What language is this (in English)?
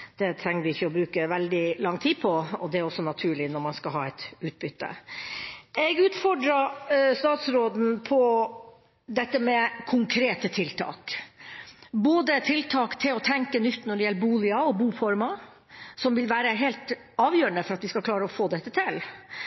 Norwegian Bokmål